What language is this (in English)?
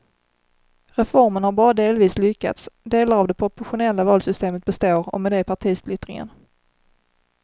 Swedish